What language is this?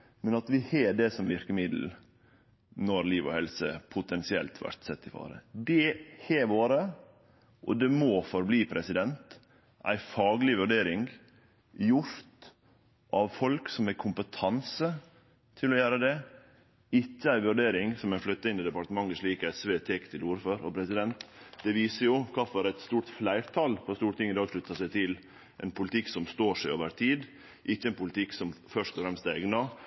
Norwegian Nynorsk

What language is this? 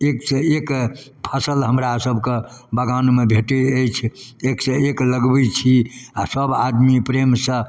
Maithili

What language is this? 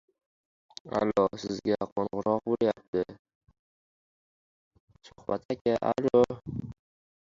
Uzbek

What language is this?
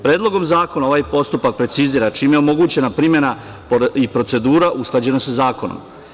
Serbian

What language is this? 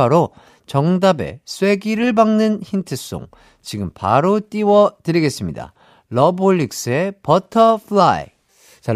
Korean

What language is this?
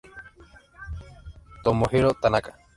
Spanish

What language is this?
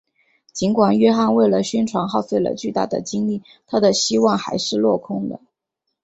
Chinese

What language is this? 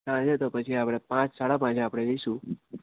Gujarati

